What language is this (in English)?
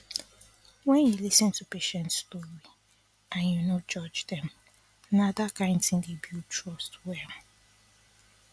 Nigerian Pidgin